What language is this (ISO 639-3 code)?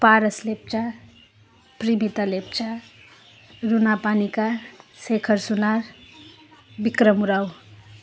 nep